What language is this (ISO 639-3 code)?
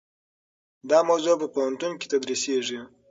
pus